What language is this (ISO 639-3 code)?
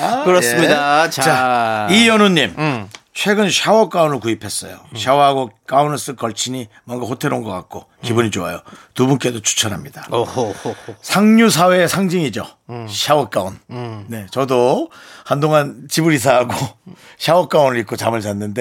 kor